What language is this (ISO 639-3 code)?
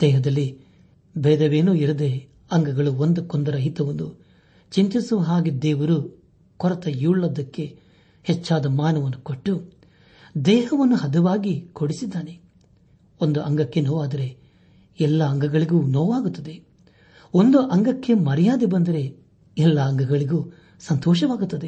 kan